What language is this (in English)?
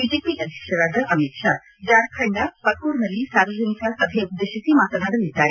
Kannada